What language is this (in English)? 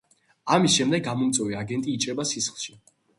Georgian